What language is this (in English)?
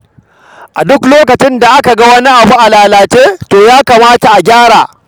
Hausa